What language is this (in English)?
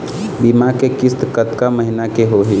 Chhattisgarhi